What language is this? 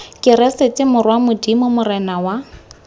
Tswana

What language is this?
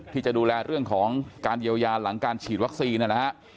Thai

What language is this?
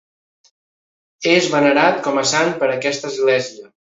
Catalan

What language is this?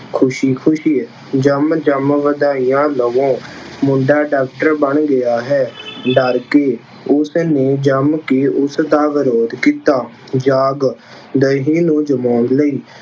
Punjabi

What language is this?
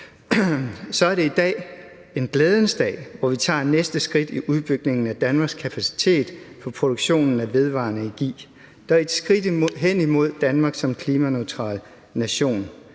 Danish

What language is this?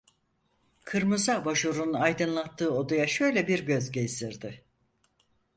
Turkish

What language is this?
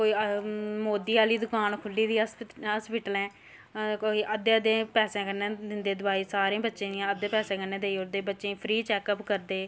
Dogri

